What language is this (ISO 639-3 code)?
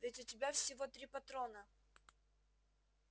rus